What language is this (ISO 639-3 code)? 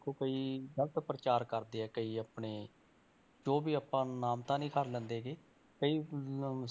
pan